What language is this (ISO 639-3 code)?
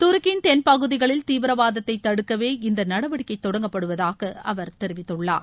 tam